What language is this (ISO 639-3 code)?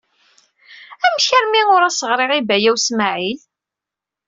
kab